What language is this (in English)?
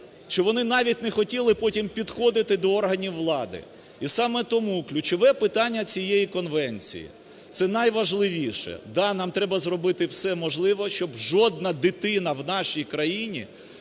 Ukrainian